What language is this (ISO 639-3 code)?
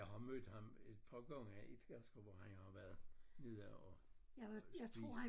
dan